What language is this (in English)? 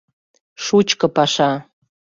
Mari